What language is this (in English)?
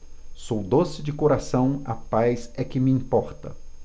Portuguese